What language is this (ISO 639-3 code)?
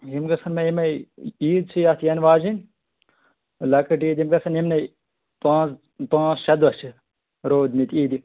kas